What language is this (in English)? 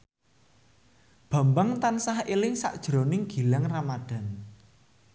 Javanese